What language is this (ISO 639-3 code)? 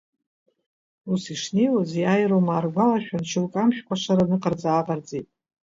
abk